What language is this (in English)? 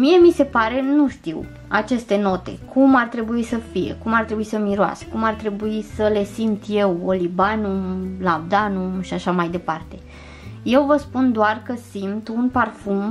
Romanian